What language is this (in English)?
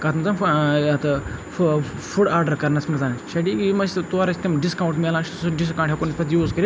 Kashmiri